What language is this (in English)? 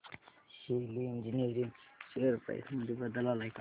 Marathi